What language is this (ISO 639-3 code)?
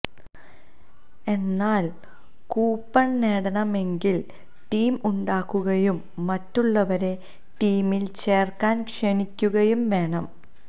mal